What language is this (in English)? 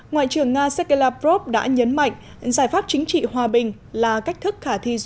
Vietnamese